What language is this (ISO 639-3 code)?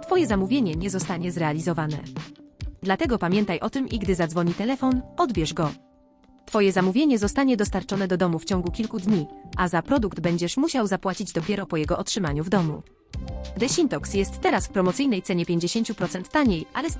pol